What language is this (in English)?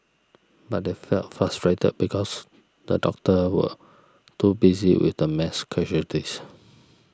English